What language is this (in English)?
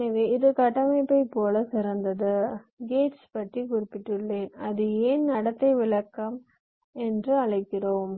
Tamil